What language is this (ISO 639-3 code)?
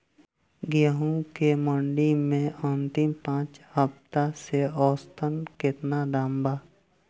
bho